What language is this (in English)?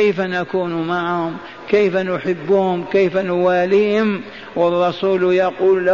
Arabic